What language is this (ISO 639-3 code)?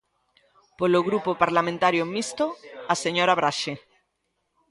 glg